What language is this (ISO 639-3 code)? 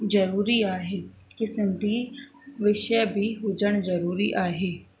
snd